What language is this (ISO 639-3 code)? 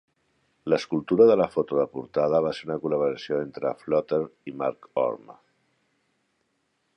cat